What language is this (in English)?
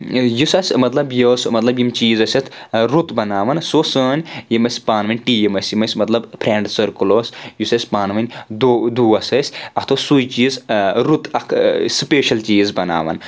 Kashmiri